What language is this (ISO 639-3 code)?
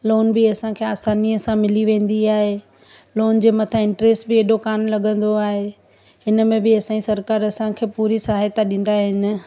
snd